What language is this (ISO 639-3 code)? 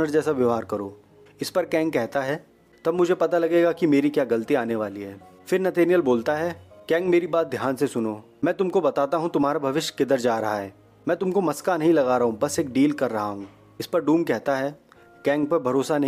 hin